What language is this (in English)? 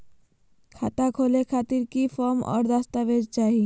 Magahi